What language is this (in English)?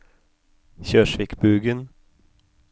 Norwegian